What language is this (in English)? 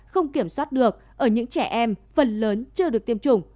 Vietnamese